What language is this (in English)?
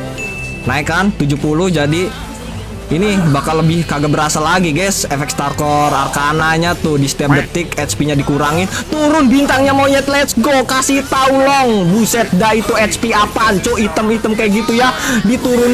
Indonesian